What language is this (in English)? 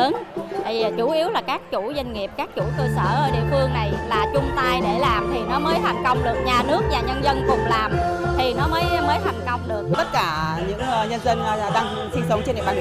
Vietnamese